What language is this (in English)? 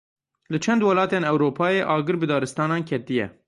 Kurdish